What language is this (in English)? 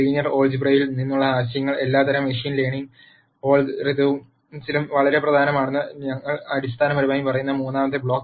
Malayalam